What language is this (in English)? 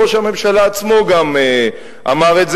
Hebrew